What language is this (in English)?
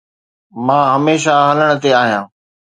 Sindhi